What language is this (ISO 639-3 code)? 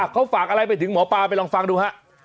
tha